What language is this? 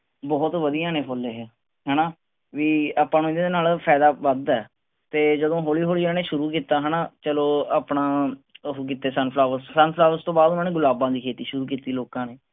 Punjabi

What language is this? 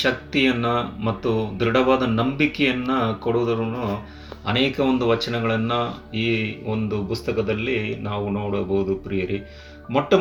Kannada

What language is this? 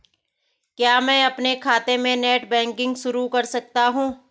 Hindi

